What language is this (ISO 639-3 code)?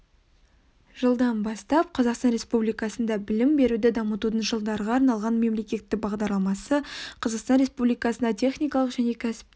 kaz